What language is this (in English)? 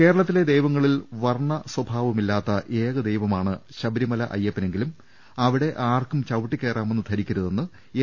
Malayalam